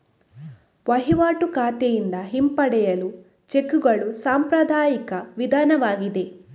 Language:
Kannada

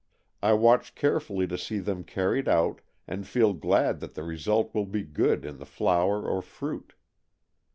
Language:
English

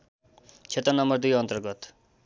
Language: Nepali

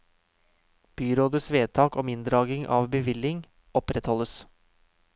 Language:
Norwegian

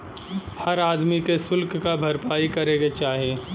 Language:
Bhojpuri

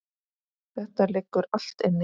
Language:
Icelandic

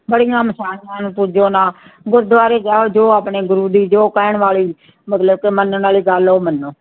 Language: Punjabi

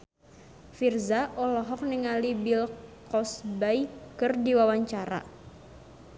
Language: Sundanese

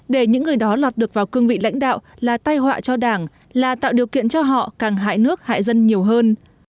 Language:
Vietnamese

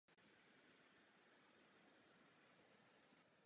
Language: Czech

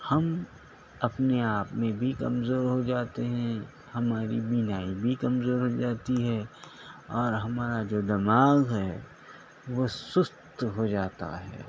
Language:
Urdu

